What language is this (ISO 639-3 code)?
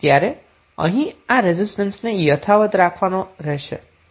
guj